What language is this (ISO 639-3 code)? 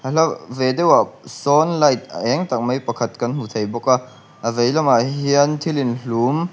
lus